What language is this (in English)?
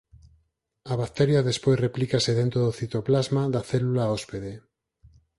Galician